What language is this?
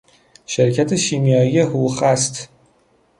Persian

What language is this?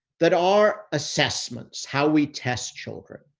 English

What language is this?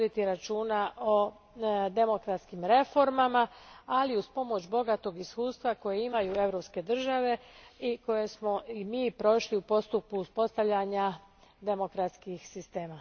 Croatian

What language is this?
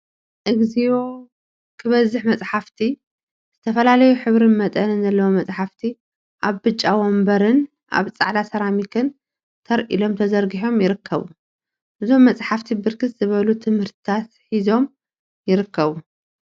Tigrinya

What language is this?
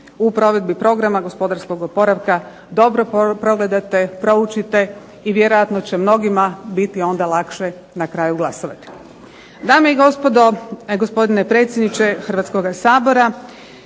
Croatian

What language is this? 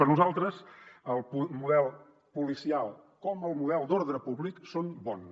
Catalan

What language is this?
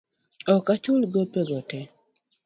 Luo (Kenya and Tanzania)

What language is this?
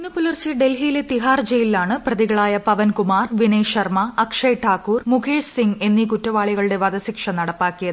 Malayalam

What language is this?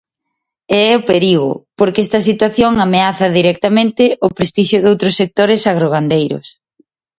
Galician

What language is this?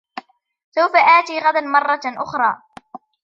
Arabic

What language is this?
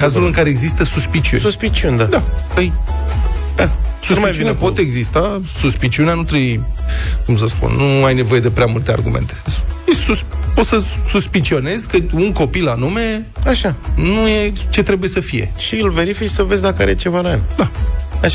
Romanian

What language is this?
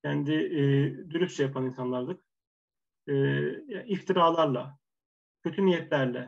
Turkish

